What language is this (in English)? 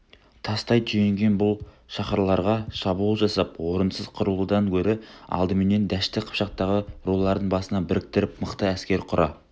Kazakh